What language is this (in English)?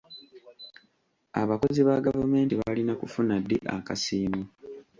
Ganda